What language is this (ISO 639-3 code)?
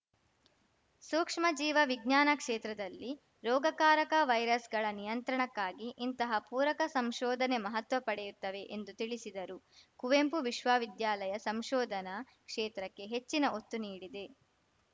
kan